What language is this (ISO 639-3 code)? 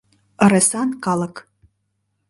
chm